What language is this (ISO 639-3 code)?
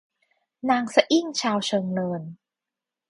tha